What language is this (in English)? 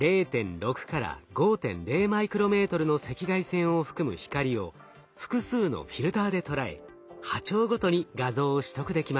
Japanese